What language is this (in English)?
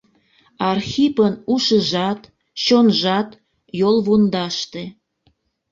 Mari